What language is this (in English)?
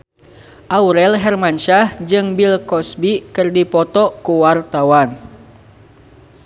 Sundanese